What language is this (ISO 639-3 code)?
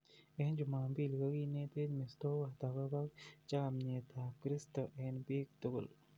kln